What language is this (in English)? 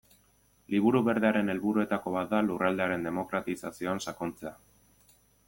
Basque